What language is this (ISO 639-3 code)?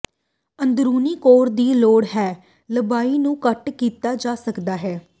pan